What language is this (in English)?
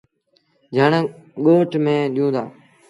Sindhi Bhil